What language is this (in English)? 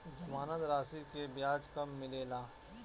Bhojpuri